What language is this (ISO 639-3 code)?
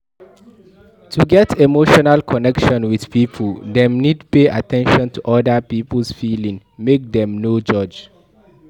pcm